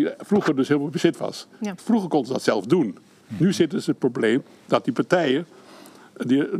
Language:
Dutch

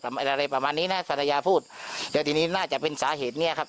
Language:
Thai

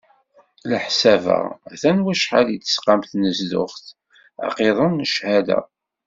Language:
Kabyle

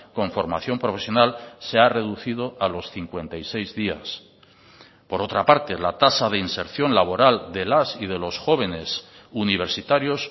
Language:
Spanish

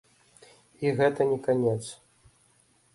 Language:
Belarusian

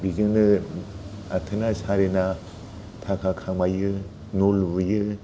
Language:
Bodo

